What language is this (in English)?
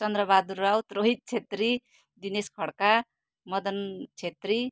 Nepali